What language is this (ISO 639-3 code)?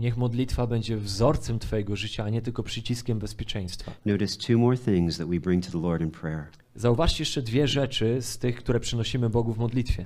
pol